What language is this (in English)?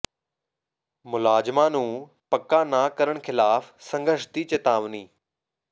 Punjabi